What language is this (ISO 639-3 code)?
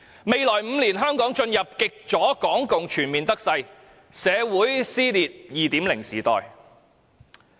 yue